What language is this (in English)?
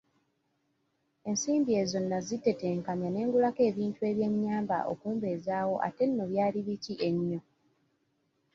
Ganda